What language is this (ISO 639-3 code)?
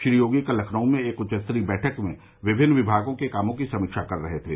hin